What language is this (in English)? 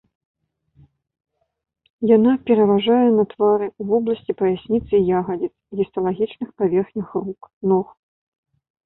Belarusian